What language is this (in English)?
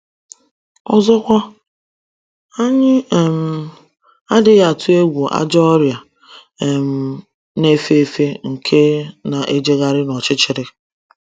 Igbo